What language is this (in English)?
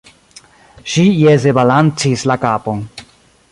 Esperanto